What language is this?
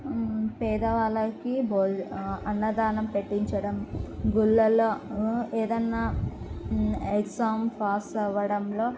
Telugu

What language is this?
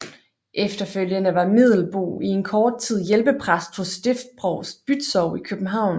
Danish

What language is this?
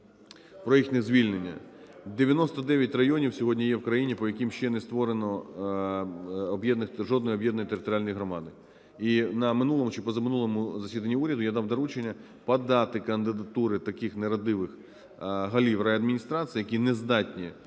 Ukrainian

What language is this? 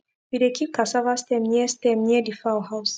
Nigerian Pidgin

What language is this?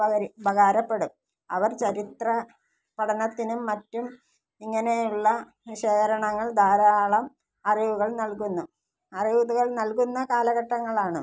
Malayalam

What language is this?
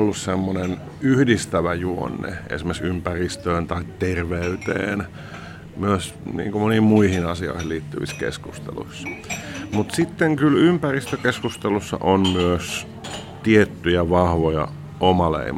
Finnish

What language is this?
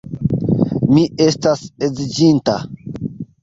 Esperanto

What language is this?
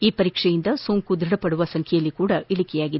Kannada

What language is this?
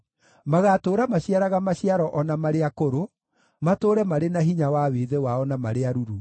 Kikuyu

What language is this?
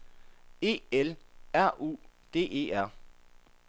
Danish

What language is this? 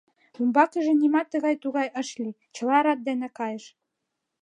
Mari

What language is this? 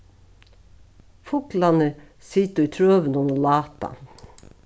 Faroese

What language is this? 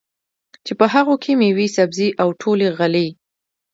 Pashto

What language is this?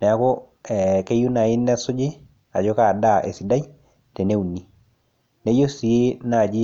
Masai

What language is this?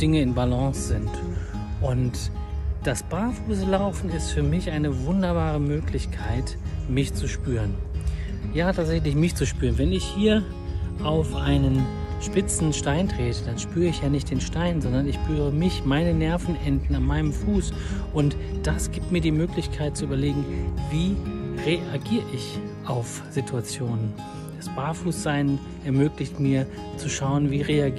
German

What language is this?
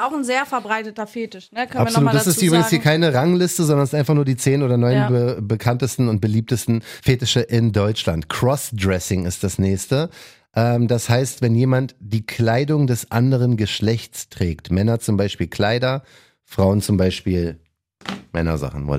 German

